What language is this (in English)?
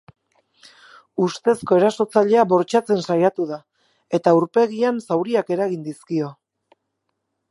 Basque